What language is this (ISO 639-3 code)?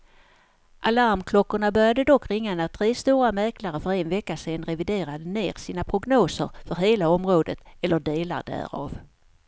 swe